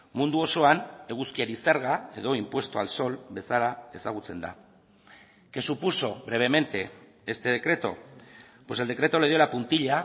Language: Spanish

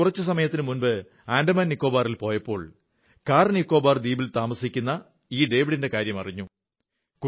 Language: Malayalam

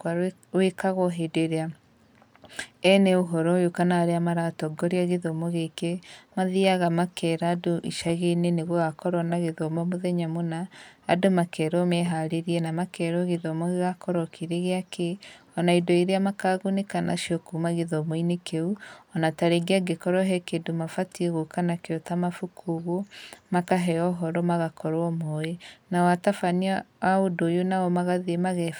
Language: Kikuyu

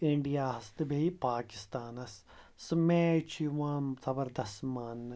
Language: Kashmiri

